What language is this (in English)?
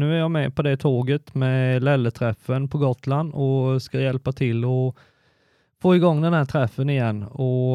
Swedish